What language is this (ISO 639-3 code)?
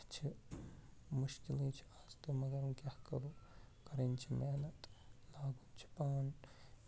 kas